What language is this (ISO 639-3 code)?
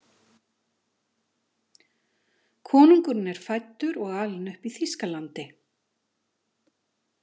isl